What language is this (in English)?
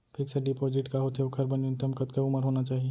Chhattisgarhi